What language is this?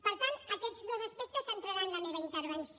Catalan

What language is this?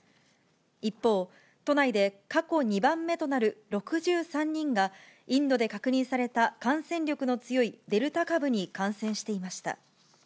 Japanese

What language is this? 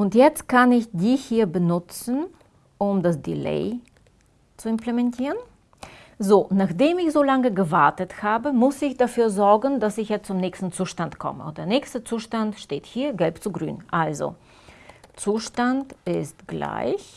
German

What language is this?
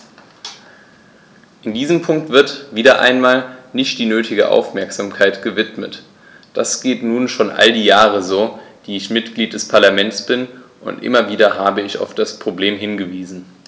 German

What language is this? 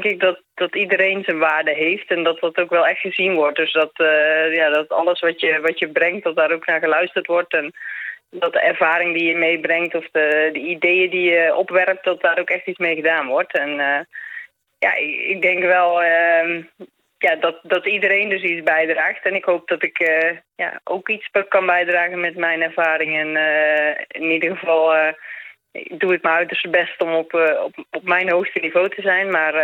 Dutch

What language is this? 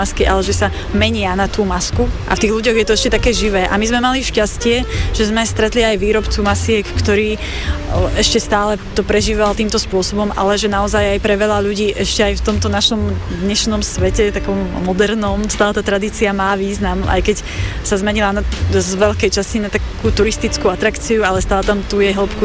Slovak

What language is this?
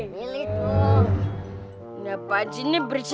Indonesian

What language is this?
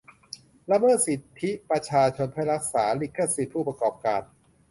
Thai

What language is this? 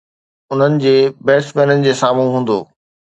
Sindhi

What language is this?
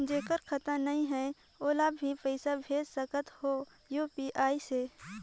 Chhattisgarhi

